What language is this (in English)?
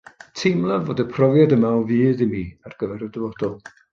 Welsh